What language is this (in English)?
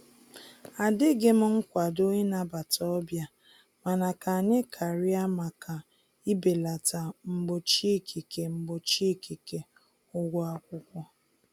Igbo